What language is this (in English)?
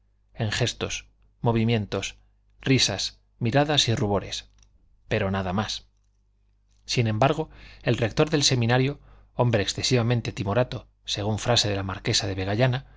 Spanish